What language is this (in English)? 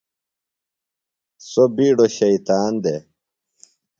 Phalura